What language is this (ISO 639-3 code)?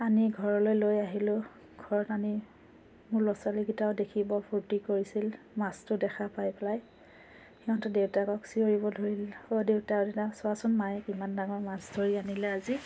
asm